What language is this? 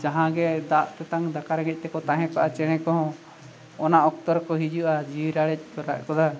Santali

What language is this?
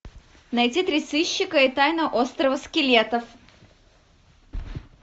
Russian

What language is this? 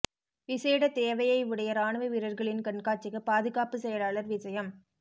Tamil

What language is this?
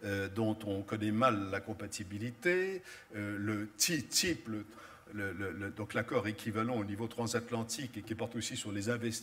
French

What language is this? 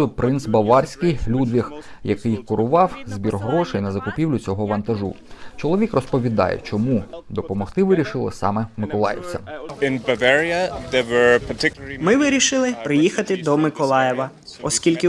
Ukrainian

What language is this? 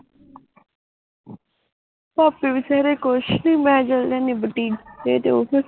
Punjabi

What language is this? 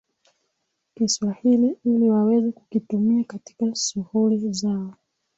Swahili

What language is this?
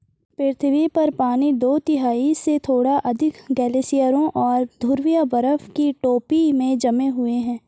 Hindi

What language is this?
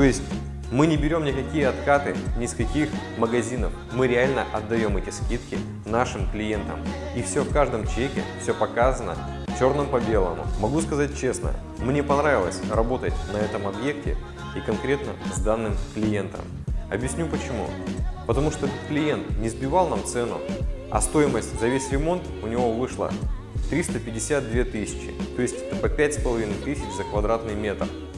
Russian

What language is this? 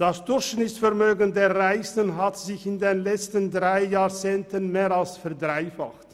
Swiss German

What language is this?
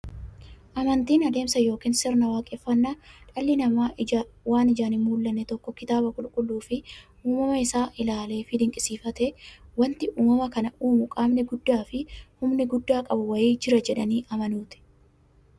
Oromo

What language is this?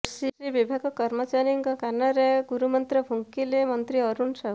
Odia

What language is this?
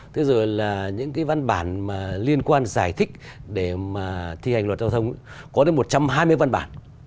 Vietnamese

